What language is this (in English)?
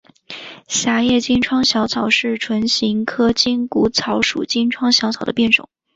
Chinese